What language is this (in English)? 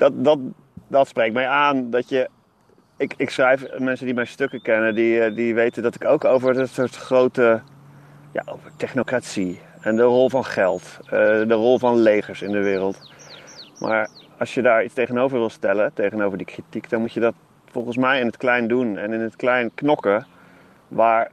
Dutch